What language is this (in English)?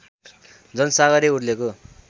Nepali